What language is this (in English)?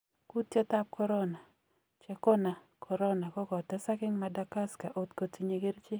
Kalenjin